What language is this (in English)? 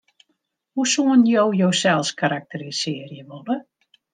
Western Frisian